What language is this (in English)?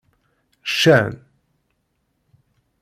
Kabyle